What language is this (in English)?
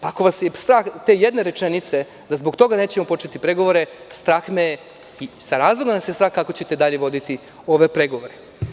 Serbian